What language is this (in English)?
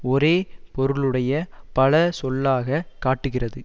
Tamil